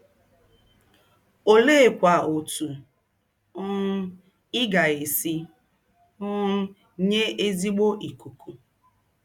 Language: Igbo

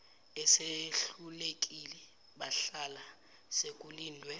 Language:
Zulu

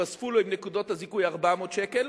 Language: Hebrew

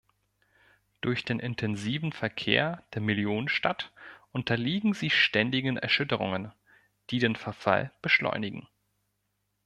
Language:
German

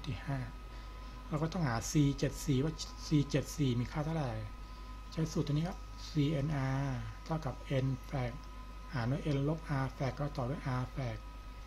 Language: Thai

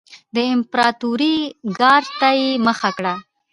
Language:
Pashto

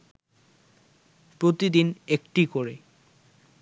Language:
Bangla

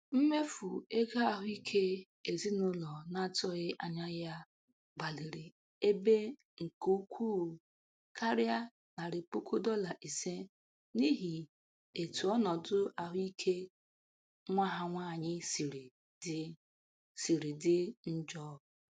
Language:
Igbo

